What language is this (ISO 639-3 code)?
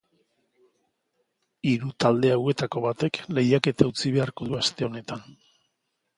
eus